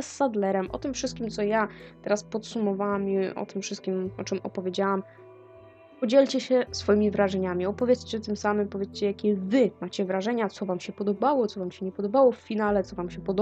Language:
Polish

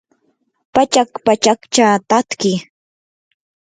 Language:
Yanahuanca Pasco Quechua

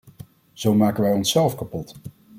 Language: Dutch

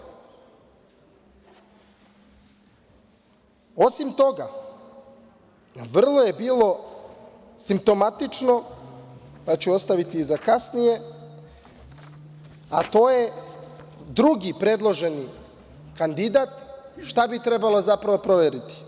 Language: Serbian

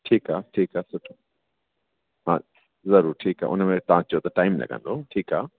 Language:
Sindhi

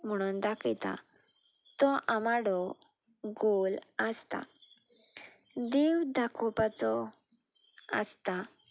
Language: Konkani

